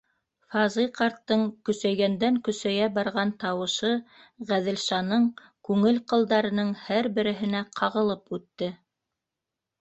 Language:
Bashkir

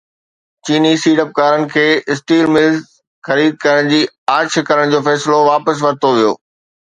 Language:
Sindhi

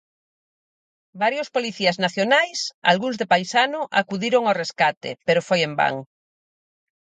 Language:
Galician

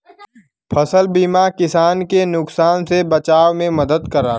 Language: Bhojpuri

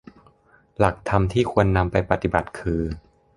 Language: Thai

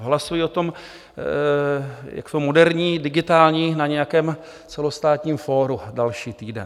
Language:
Czech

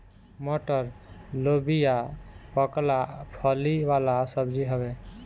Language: Bhojpuri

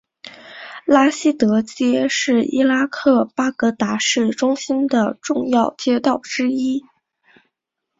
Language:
Chinese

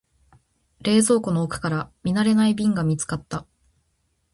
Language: Japanese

